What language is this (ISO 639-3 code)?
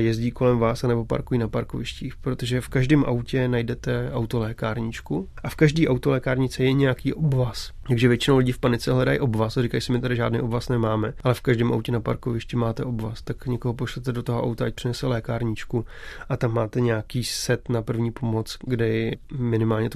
ces